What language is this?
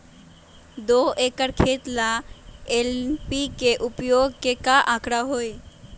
Magahi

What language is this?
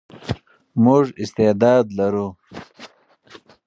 Pashto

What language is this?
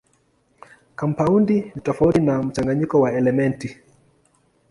Swahili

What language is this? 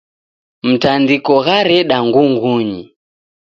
Taita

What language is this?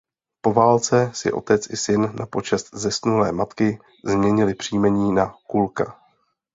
Czech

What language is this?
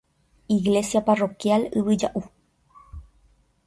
Guarani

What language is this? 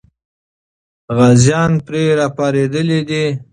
Pashto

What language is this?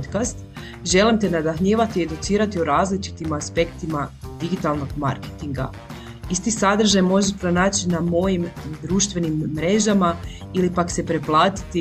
Croatian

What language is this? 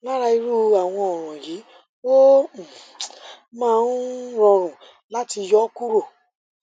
Yoruba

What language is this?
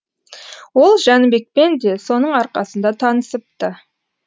Kazakh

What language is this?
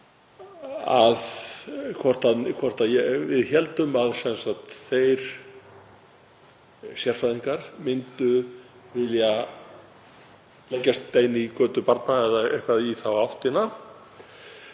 Icelandic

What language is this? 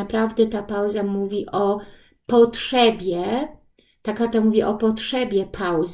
Polish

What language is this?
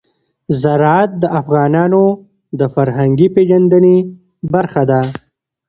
Pashto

